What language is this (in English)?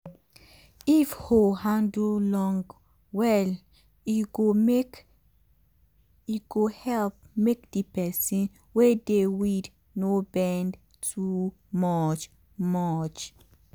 Nigerian Pidgin